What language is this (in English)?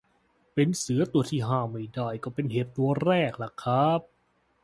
Thai